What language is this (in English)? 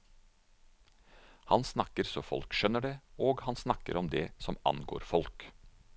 Norwegian